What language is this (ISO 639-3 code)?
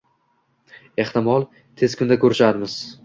uzb